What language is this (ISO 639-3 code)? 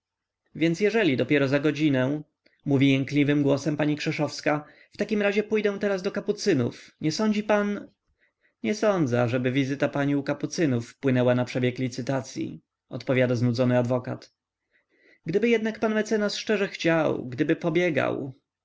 pol